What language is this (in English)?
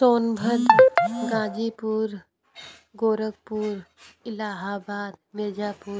Hindi